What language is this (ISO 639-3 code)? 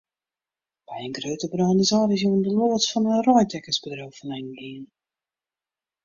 fry